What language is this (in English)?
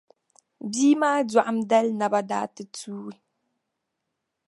Dagbani